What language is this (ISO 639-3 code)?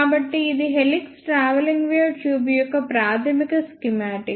tel